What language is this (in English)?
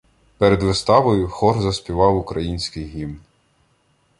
Ukrainian